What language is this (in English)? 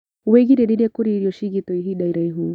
Kikuyu